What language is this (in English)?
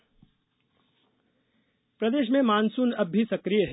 Hindi